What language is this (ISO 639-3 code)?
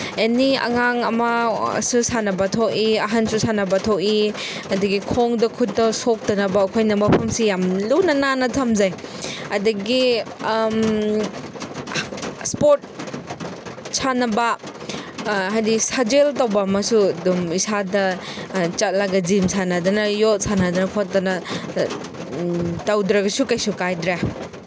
mni